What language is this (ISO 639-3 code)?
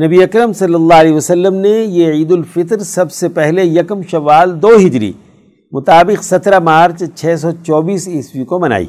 urd